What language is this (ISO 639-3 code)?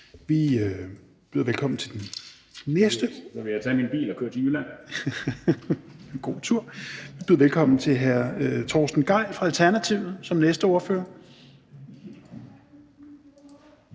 dan